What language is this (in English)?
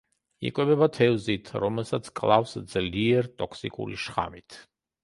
Georgian